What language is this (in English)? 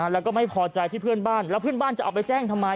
Thai